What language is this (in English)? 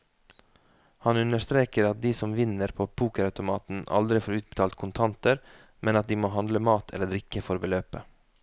Norwegian